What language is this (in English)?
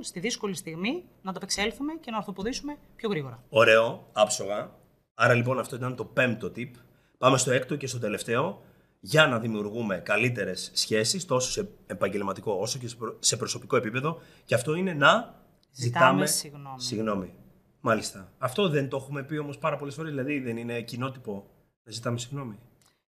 Greek